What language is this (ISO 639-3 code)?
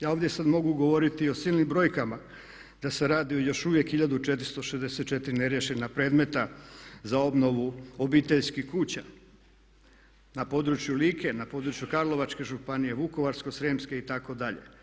hrv